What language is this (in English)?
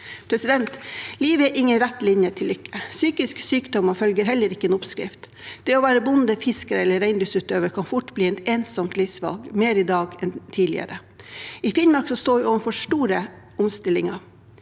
Norwegian